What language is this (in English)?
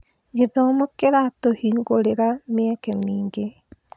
Kikuyu